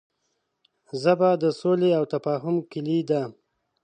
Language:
Pashto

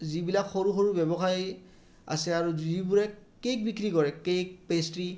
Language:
Assamese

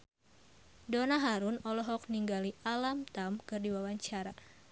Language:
Sundanese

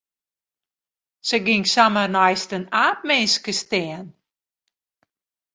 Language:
Western Frisian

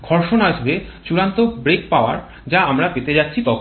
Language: Bangla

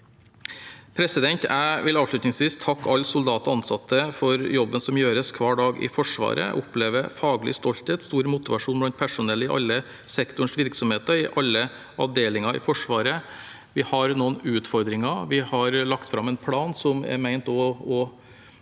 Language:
Norwegian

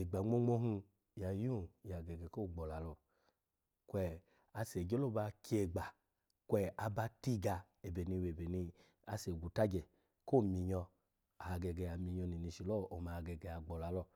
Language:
Alago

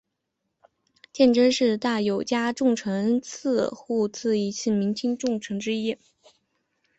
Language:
Chinese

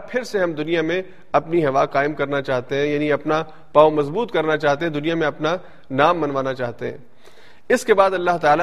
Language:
Urdu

